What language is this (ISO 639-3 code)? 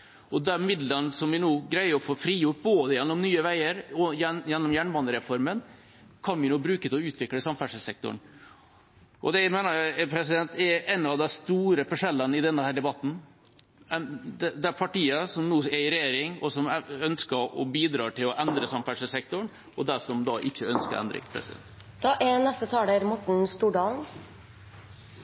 nob